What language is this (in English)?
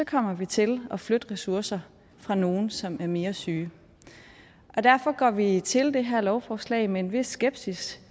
Danish